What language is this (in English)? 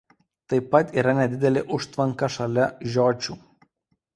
Lithuanian